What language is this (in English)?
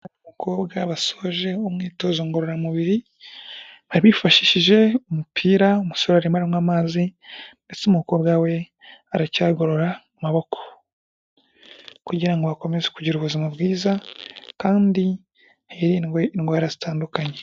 Kinyarwanda